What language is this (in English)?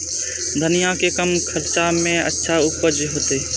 Maithili